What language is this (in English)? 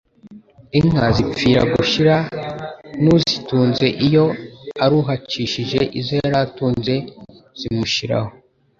Kinyarwanda